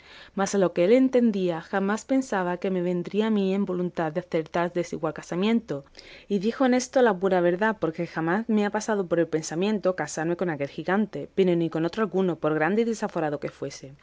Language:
Spanish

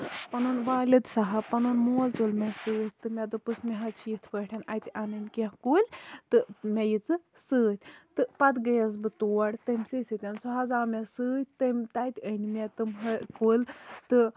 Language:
Kashmiri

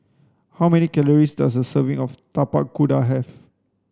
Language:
English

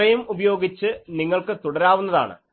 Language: Malayalam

